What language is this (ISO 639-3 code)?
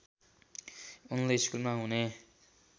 nep